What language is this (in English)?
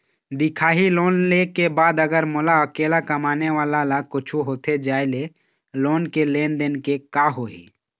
Chhattisgarhi